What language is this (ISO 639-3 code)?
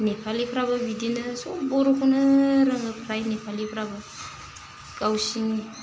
brx